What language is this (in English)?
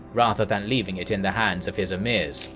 English